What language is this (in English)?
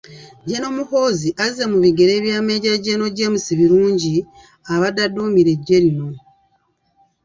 Ganda